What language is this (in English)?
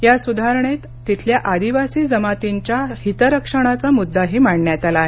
Marathi